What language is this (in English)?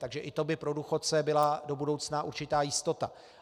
Czech